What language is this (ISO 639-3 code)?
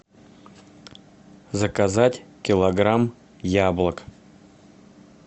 rus